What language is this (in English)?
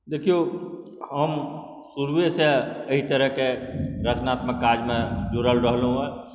Maithili